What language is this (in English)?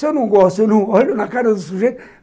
Portuguese